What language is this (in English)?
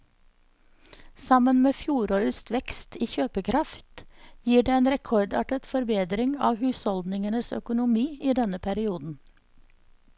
Norwegian